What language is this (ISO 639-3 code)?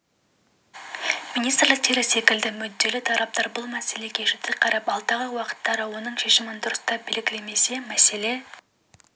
kaz